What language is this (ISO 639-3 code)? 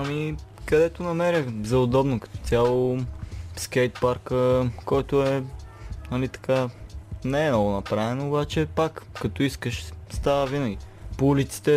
bul